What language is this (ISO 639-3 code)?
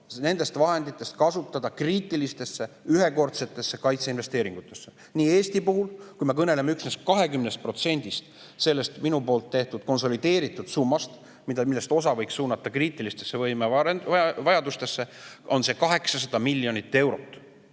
est